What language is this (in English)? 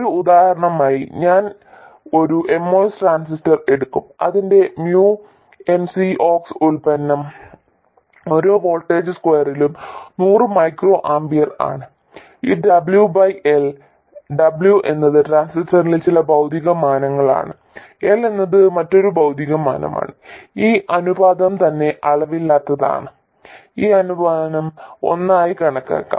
Malayalam